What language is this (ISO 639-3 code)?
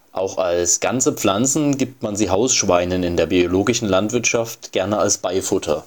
deu